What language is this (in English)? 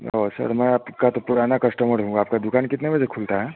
Hindi